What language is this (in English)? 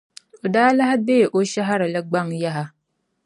Dagbani